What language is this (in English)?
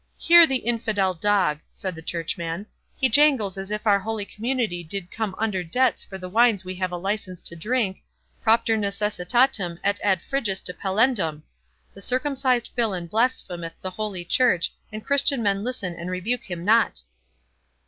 English